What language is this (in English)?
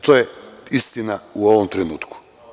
Serbian